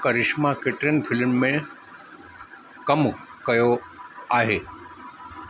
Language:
Sindhi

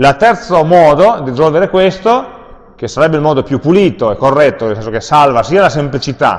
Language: Italian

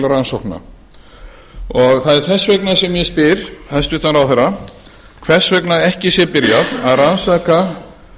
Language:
Icelandic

